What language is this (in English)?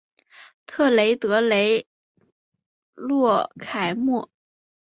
Chinese